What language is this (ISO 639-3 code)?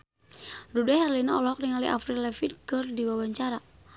sun